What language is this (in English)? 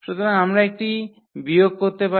Bangla